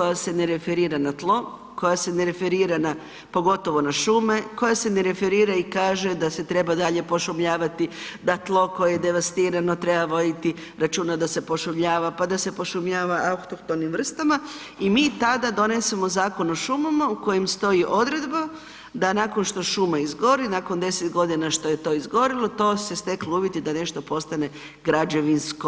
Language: Croatian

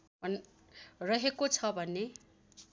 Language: Nepali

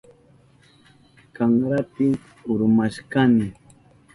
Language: Southern Pastaza Quechua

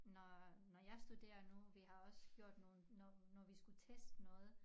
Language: Danish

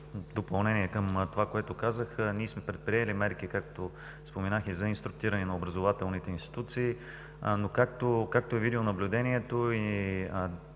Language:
Bulgarian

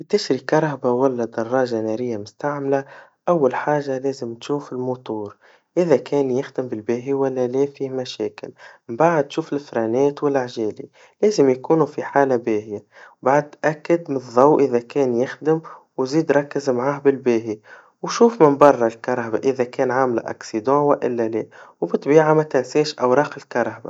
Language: Tunisian Arabic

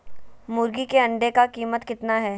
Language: Magahi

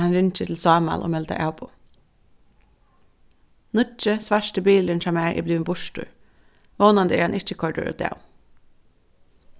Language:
Faroese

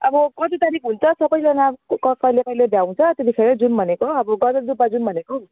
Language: Nepali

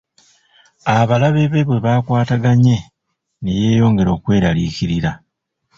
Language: Ganda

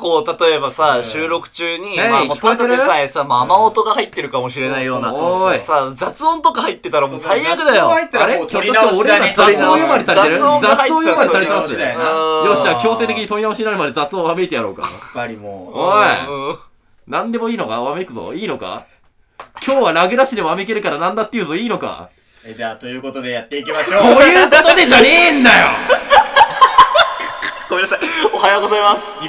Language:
Japanese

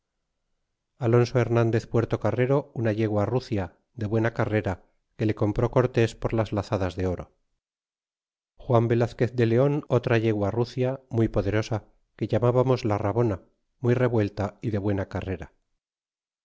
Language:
Spanish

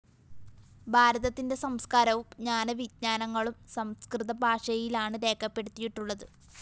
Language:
Malayalam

